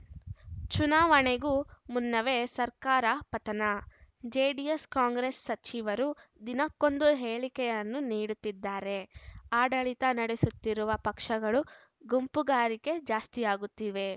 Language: Kannada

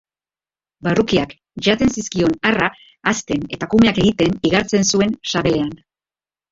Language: Basque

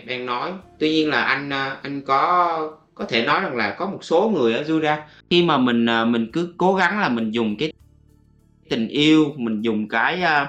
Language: Vietnamese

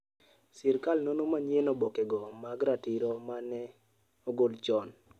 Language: Luo (Kenya and Tanzania)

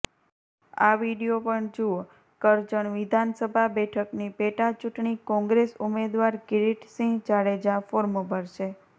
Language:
Gujarati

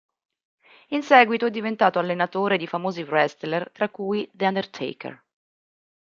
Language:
Italian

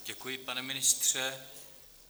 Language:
Czech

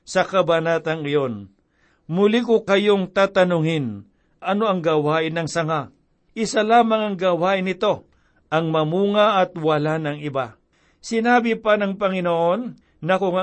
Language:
Filipino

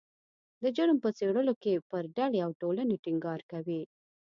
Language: Pashto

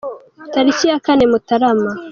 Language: Kinyarwanda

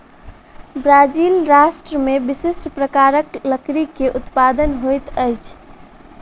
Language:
Maithili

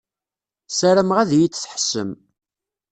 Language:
Kabyle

